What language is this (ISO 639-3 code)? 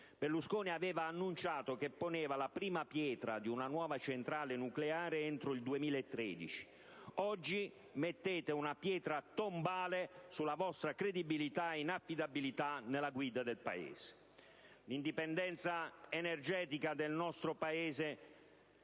ita